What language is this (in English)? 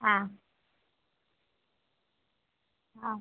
Gujarati